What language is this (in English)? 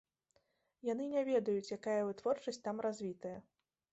Belarusian